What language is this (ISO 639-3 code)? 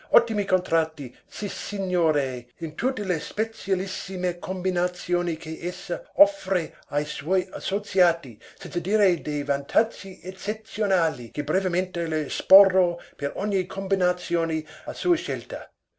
ita